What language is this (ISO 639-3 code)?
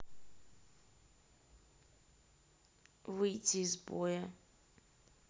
rus